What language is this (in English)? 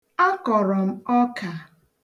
Igbo